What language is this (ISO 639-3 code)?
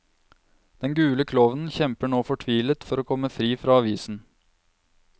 nor